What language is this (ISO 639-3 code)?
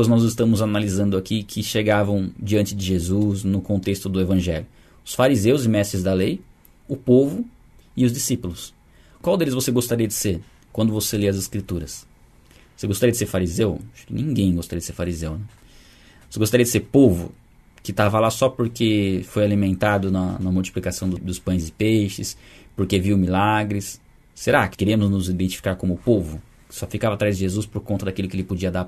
por